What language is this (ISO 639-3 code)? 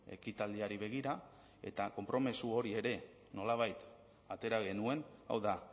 eus